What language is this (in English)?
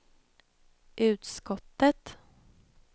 Swedish